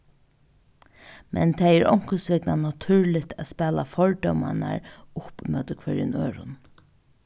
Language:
Faroese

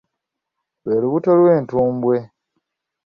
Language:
Ganda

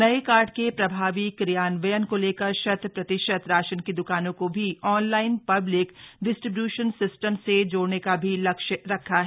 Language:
Hindi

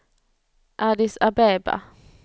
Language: Swedish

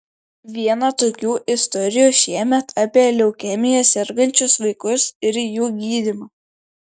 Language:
Lithuanian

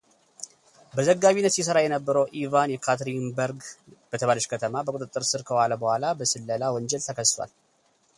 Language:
Amharic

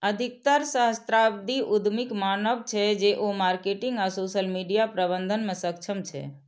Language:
Maithili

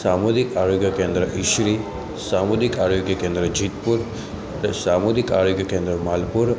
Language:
Gujarati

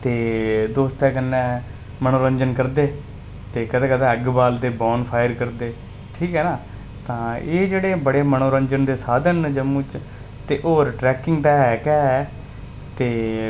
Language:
Dogri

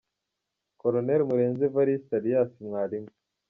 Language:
Kinyarwanda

